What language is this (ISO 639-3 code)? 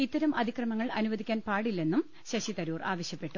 mal